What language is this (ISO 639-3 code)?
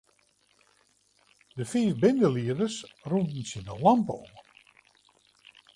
fry